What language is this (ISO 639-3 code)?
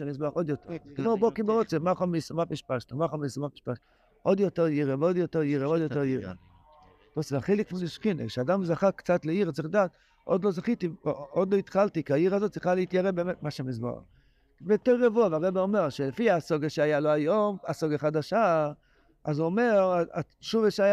heb